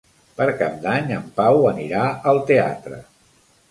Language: Catalan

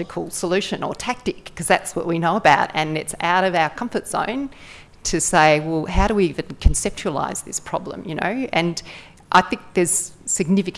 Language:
English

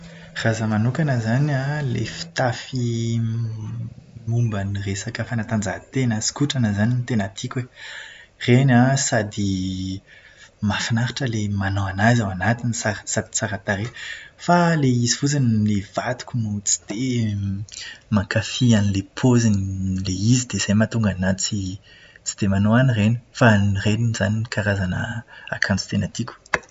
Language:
Malagasy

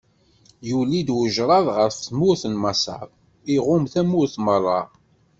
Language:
Kabyle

